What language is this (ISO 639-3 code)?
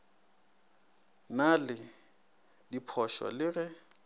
nso